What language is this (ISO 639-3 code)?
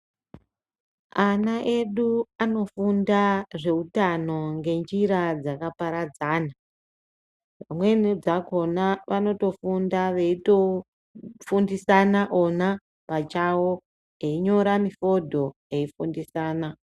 ndc